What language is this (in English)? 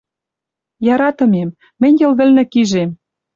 Western Mari